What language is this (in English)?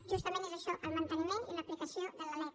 Catalan